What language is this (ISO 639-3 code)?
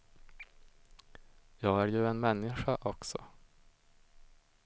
swe